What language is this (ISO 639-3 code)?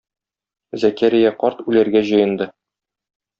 tat